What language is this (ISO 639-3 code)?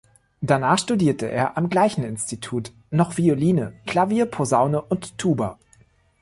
deu